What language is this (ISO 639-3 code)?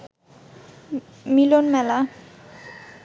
ben